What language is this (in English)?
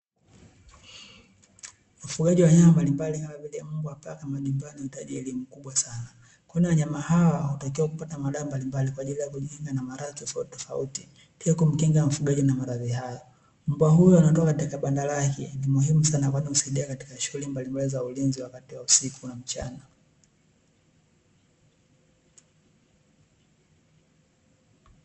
Swahili